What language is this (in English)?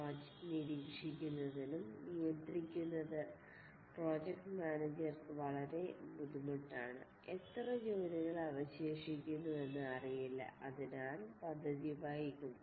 Malayalam